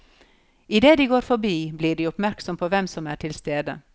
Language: Norwegian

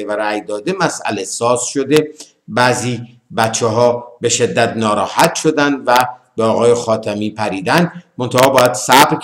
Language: Persian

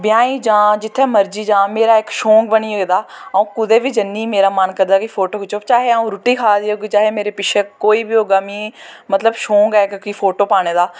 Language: Dogri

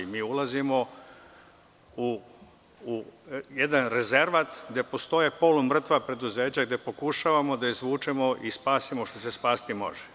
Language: Serbian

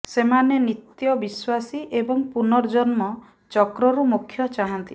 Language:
Odia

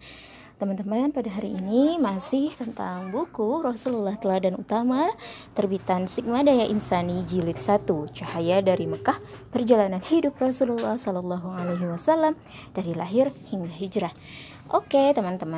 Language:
Indonesian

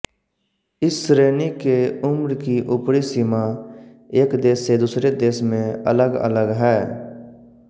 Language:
Hindi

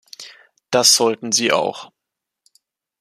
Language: German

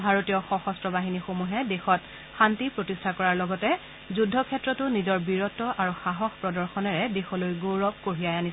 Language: Assamese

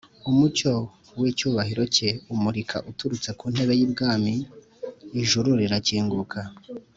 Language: Kinyarwanda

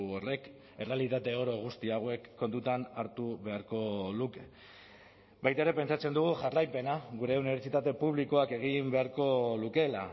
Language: Basque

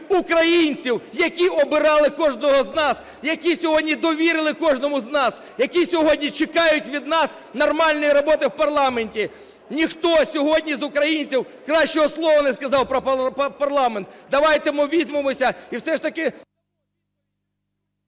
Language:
Ukrainian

